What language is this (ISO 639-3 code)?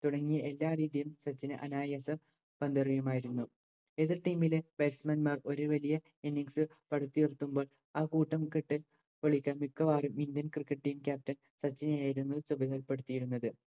mal